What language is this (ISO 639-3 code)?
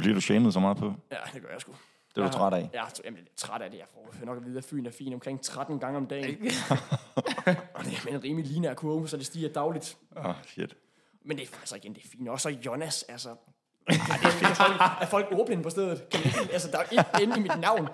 dan